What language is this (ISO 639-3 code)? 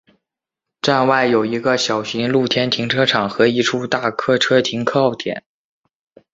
zho